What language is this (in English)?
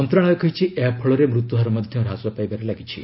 Odia